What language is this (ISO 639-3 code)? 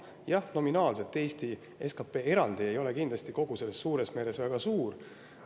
est